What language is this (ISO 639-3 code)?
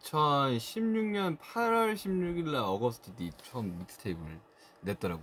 kor